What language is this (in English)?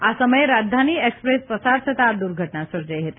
Gujarati